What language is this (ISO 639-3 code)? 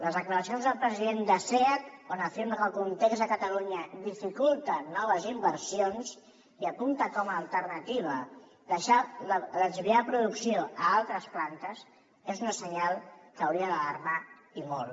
cat